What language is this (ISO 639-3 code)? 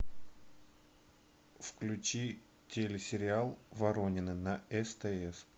rus